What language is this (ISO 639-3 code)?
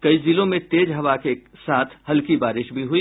hin